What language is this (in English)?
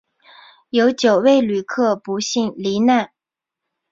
Chinese